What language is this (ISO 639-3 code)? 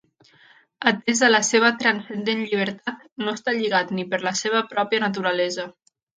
cat